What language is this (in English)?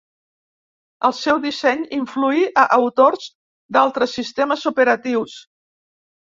Catalan